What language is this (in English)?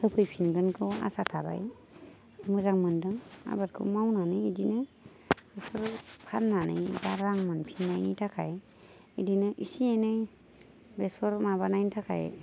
Bodo